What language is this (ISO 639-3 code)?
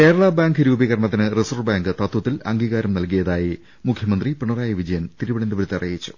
mal